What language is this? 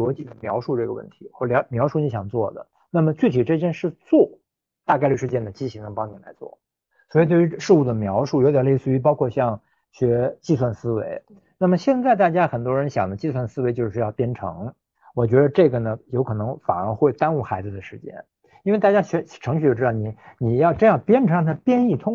Chinese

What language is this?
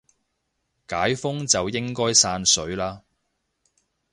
Cantonese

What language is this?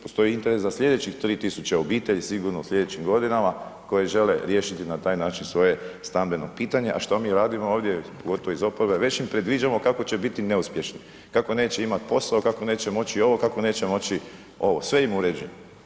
Croatian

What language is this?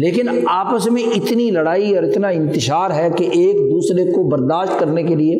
Urdu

